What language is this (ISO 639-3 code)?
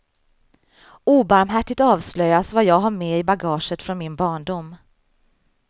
swe